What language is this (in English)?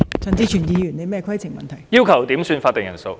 Cantonese